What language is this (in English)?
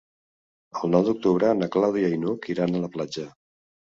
Catalan